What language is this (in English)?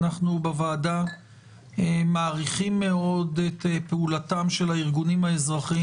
Hebrew